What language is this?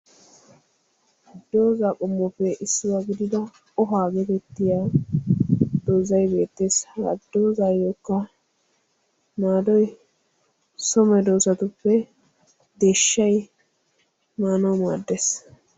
Wolaytta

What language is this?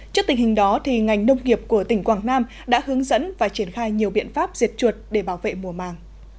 Vietnamese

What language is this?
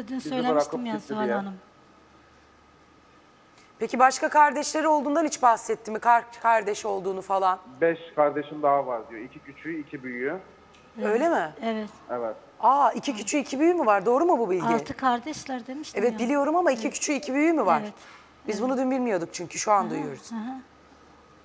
Turkish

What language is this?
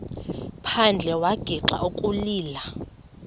Xhosa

